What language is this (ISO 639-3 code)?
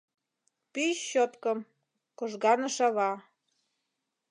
chm